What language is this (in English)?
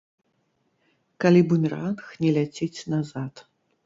Belarusian